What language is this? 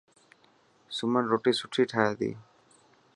Dhatki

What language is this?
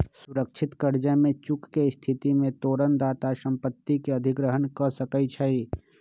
Magahi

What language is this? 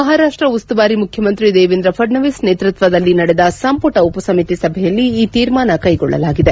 Kannada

